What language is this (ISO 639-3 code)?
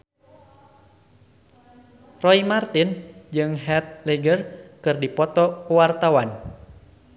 sun